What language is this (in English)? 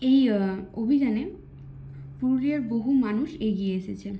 Bangla